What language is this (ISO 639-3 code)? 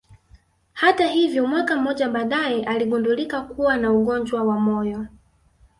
swa